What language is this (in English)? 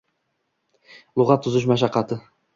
Uzbek